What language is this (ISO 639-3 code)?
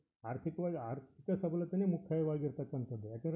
kan